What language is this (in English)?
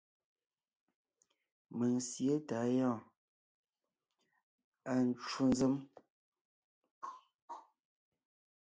Ngiemboon